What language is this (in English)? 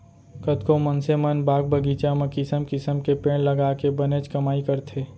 Chhattisgarhi